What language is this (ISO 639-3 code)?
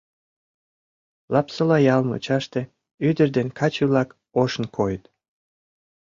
chm